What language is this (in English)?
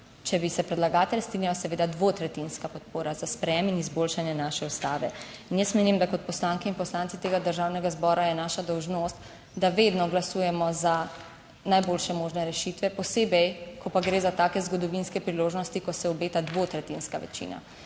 Slovenian